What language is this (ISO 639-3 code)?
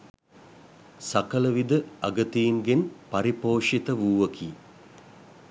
sin